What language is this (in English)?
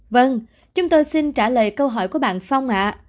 Vietnamese